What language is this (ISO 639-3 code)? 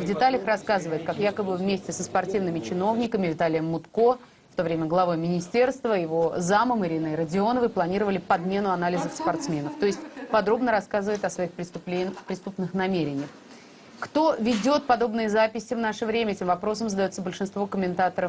rus